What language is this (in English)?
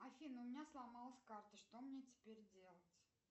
Russian